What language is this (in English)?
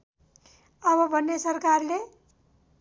Nepali